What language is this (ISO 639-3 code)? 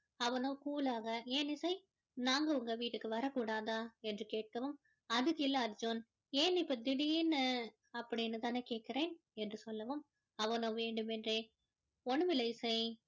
tam